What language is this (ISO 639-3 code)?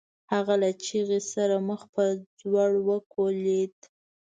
pus